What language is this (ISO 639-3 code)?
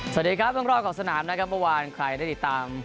tha